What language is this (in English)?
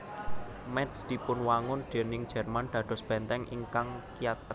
Javanese